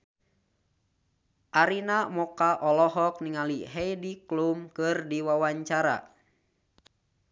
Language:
Sundanese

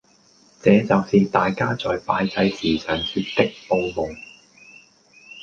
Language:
Cantonese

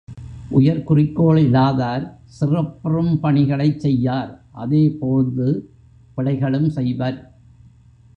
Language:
Tamil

